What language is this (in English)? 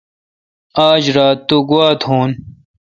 Kalkoti